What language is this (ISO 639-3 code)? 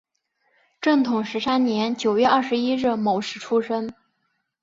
zho